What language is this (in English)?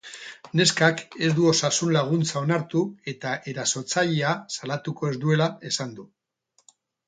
Basque